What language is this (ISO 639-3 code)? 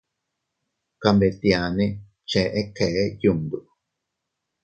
cut